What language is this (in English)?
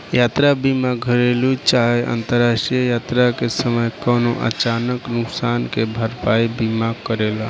Bhojpuri